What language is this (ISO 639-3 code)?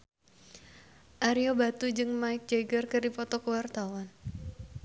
sun